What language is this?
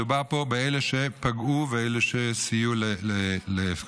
Hebrew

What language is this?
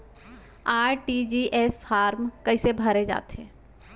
Chhattisgarhi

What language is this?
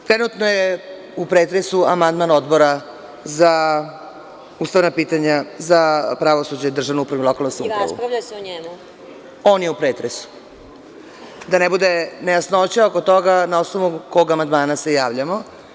Serbian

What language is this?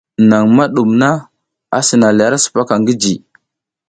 South Giziga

